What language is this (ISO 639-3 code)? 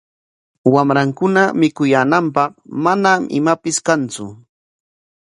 qwa